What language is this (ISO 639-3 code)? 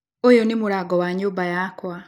kik